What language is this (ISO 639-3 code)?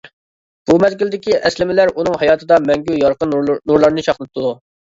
uig